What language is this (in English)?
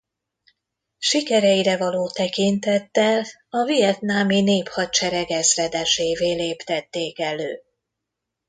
Hungarian